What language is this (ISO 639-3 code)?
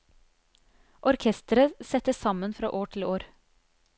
nor